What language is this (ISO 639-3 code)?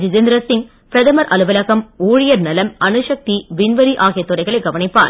tam